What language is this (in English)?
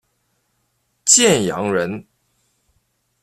Chinese